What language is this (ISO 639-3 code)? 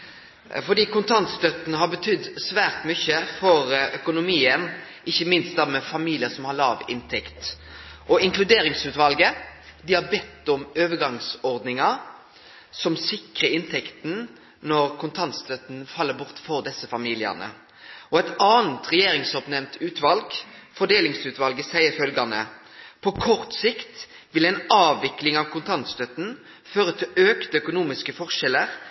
nno